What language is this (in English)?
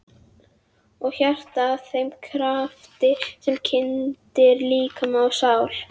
Icelandic